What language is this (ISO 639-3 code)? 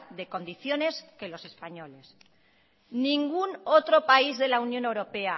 spa